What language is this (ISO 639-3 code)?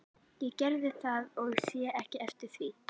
isl